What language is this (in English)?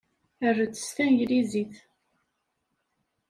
Kabyle